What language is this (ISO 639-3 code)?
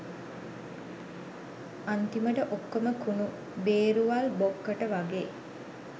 sin